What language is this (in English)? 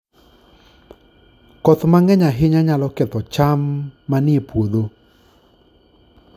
Luo (Kenya and Tanzania)